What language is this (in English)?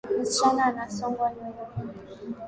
Swahili